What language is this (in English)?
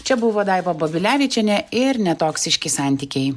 Lithuanian